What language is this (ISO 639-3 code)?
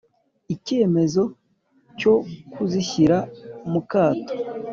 kin